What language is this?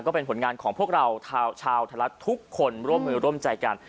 Thai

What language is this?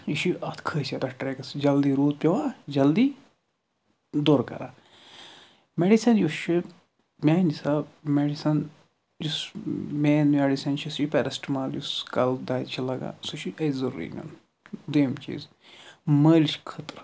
Kashmiri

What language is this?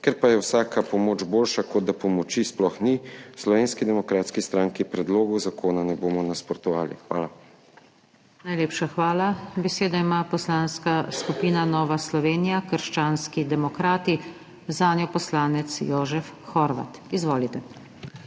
Slovenian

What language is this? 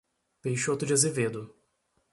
Portuguese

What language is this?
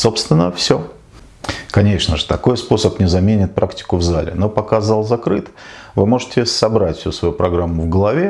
Russian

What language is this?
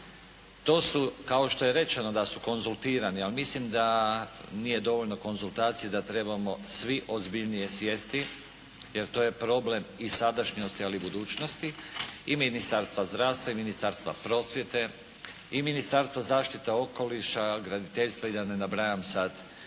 Croatian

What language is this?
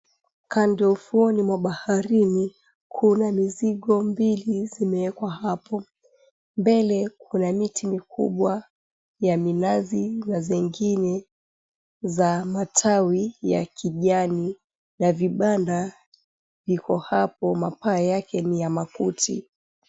Swahili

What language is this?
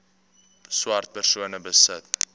Afrikaans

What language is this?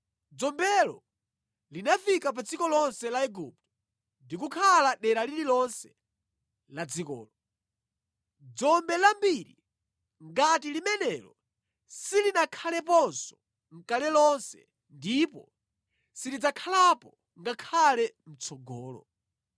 Nyanja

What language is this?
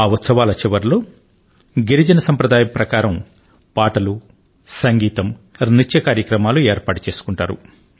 Telugu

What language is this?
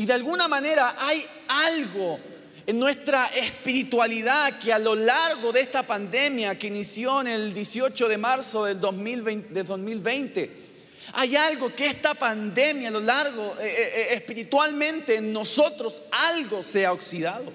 Spanish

